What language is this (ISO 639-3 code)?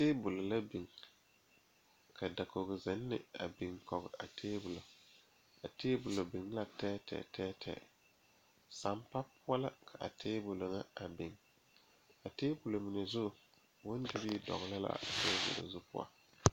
dga